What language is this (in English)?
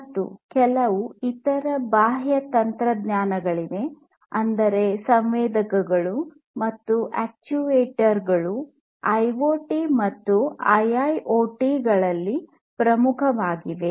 Kannada